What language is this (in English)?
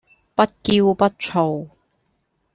Cantonese